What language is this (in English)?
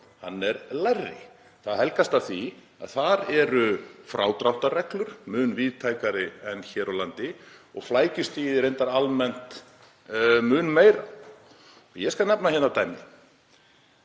Icelandic